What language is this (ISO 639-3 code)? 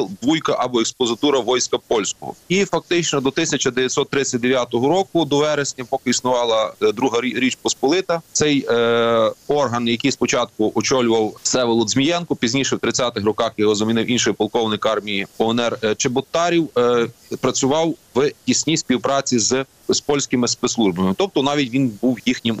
ukr